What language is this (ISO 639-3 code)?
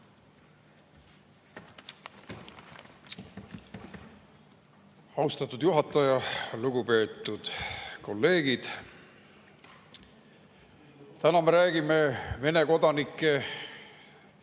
est